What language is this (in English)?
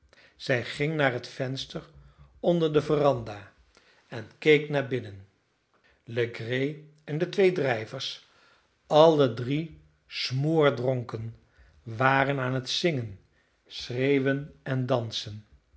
Dutch